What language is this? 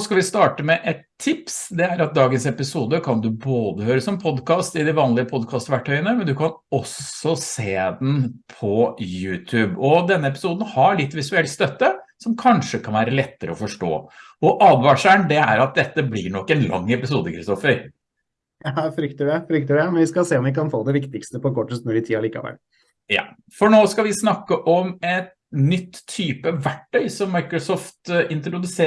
Norwegian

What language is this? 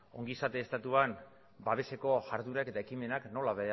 Basque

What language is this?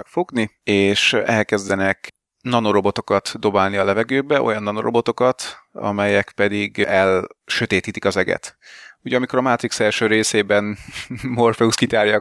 Hungarian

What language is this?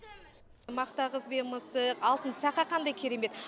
Kazakh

